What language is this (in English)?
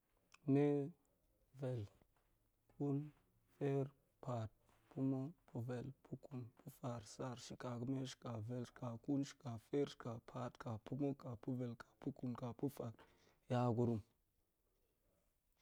Goemai